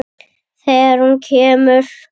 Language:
Icelandic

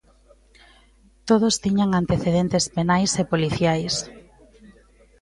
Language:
Galician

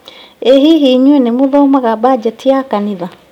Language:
Kikuyu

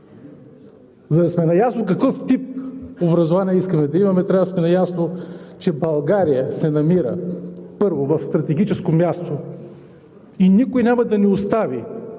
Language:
Bulgarian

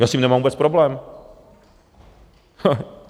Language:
Czech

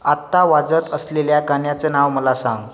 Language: Marathi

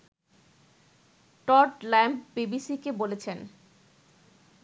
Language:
Bangla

